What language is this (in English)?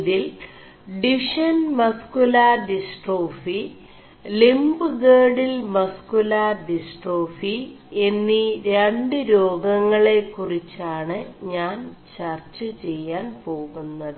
Malayalam